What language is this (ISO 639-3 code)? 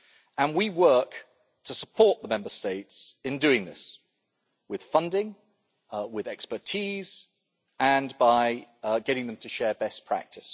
eng